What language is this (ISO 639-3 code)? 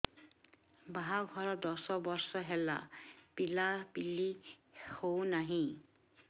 ori